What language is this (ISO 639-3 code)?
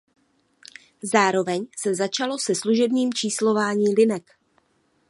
ces